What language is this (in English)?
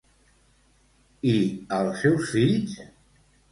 Catalan